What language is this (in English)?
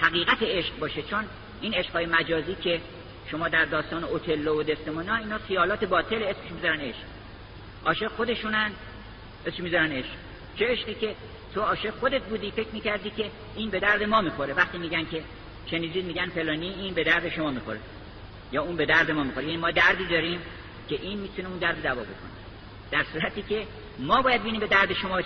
Persian